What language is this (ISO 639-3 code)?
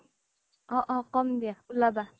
asm